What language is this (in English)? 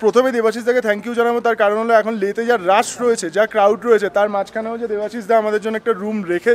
Hindi